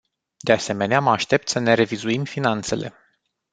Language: Romanian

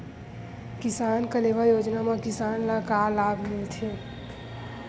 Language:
Chhattisgarhi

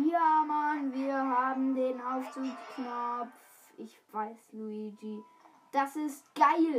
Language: German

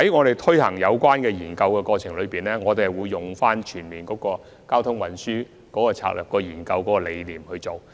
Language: Cantonese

